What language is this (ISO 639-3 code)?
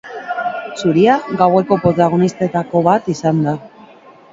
eus